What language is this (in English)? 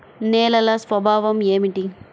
Telugu